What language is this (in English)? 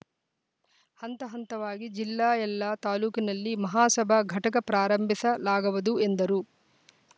Kannada